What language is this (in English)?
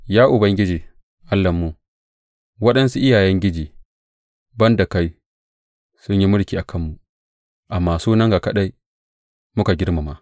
Hausa